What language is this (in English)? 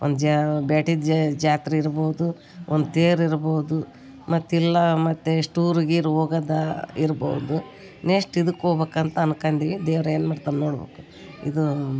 Kannada